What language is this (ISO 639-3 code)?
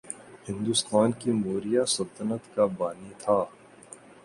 urd